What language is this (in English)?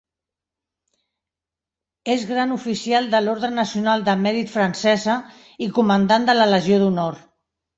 Catalan